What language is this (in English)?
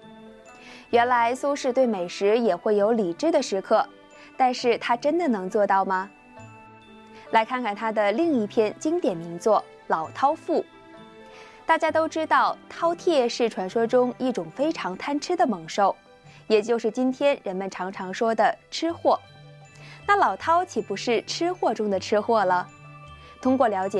Chinese